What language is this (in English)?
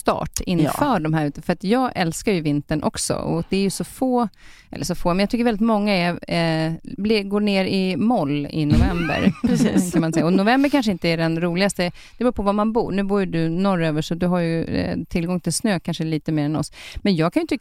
Swedish